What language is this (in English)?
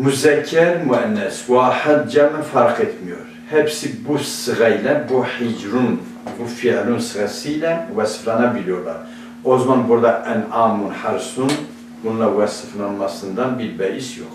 Turkish